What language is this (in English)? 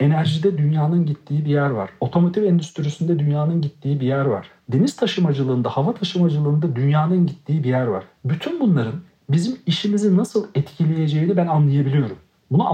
Turkish